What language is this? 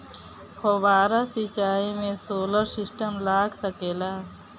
Bhojpuri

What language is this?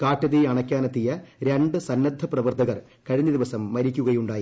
Malayalam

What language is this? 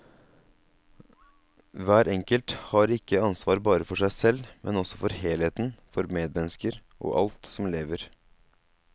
Norwegian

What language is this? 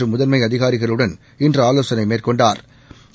Tamil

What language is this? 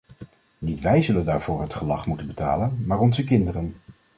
Dutch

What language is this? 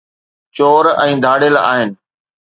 Sindhi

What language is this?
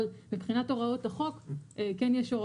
Hebrew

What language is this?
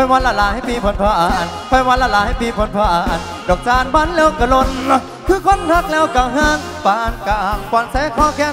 Thai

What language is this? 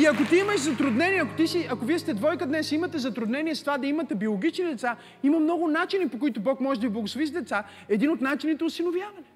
Bulgarian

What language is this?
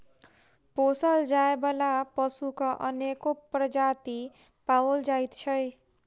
Maithili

